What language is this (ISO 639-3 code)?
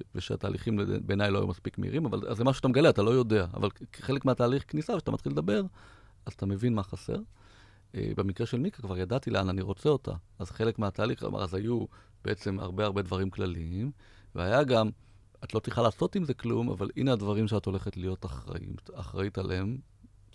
heb